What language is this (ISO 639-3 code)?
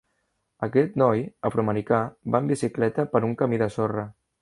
cat